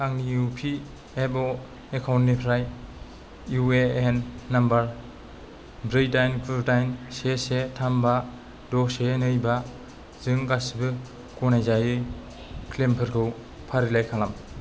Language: Bodo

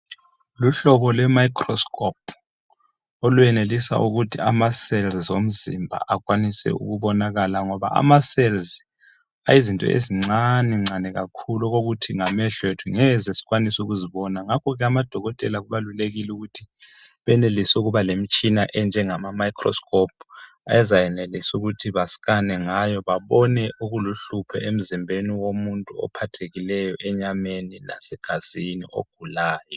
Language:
North Ndebele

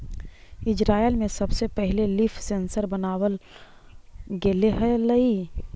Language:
Magahi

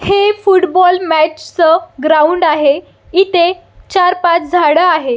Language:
Marathi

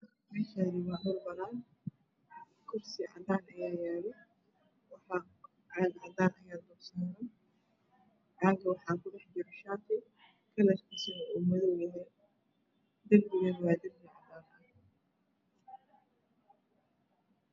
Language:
Somali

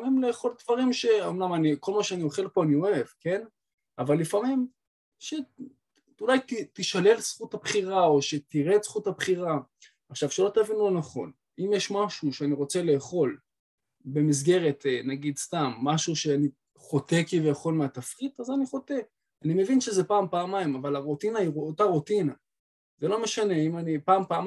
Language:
Hebrew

